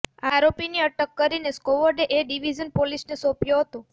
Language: Gujarati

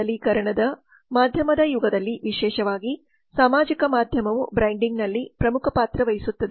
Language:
Kannada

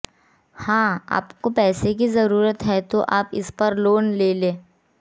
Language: Hindi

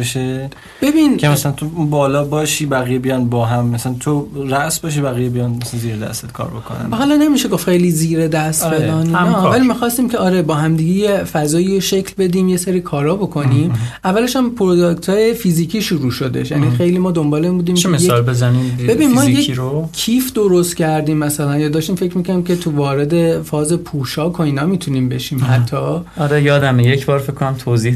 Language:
Persian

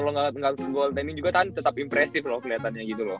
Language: Indonesian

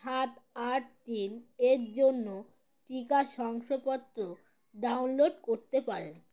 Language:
Bangla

